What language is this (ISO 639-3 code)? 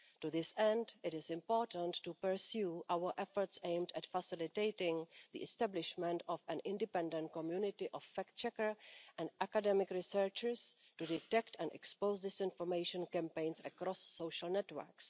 eng